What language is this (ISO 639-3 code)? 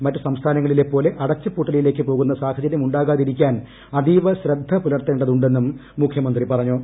mal